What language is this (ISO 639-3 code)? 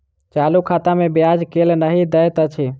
mai